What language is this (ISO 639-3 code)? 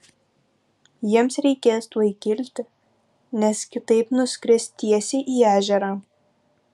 lit